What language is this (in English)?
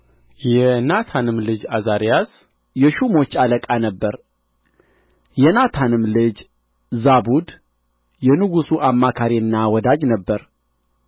Amharic